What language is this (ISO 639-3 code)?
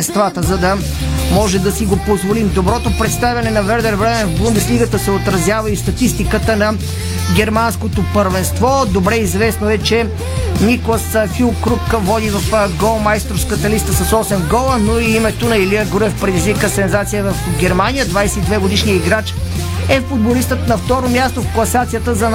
bul